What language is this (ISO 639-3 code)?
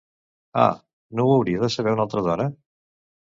cat